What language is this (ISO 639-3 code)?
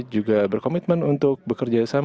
ind